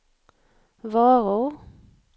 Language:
Swedish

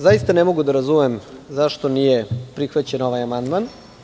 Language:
Serbian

